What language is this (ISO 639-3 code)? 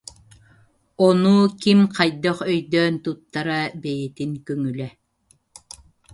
sah